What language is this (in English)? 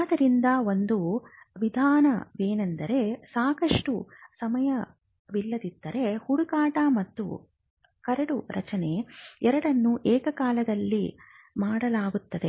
Kannada